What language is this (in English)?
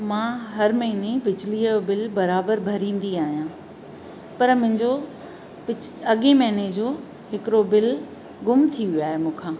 Sindhi